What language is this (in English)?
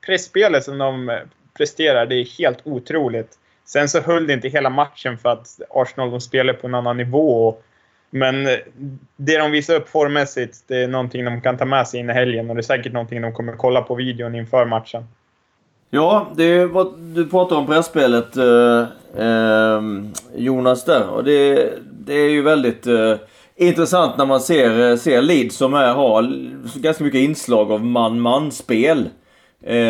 Swedish